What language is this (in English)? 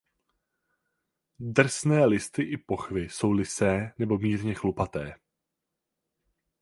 Czech